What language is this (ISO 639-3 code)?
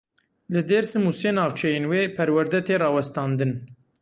kur